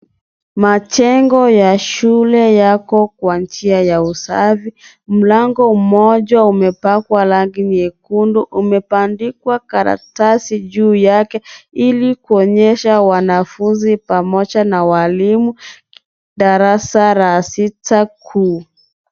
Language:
Swahili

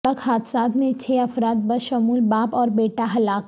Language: Urdu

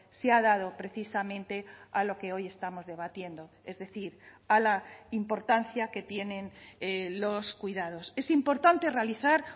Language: Spanish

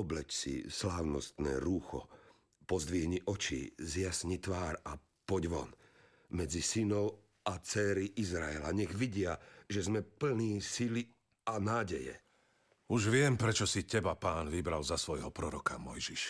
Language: Slovak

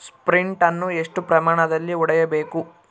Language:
Kannada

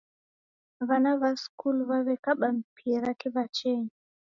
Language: Taita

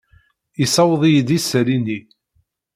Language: Kabyle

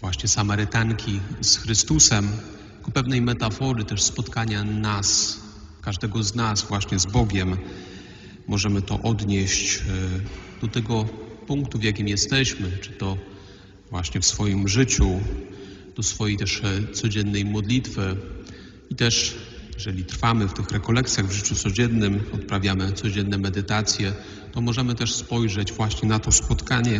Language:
Polish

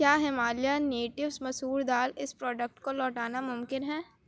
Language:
Urdu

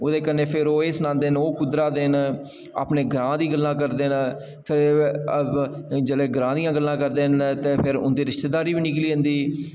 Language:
Dogri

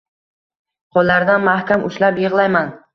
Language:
Uzbek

